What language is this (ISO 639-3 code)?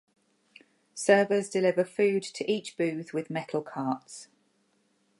eng